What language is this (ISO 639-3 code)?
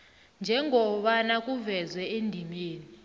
nbl